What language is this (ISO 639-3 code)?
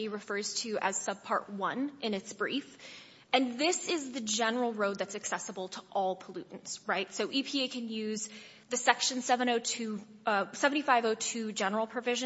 eng